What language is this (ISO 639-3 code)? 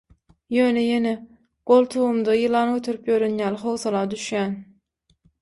tuk